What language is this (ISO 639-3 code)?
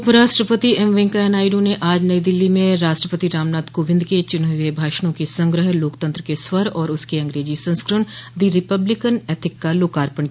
hin